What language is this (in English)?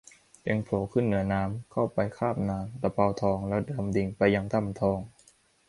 Thai